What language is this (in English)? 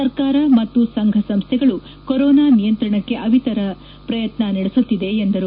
Kannada